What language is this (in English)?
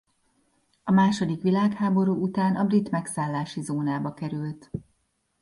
Hungarian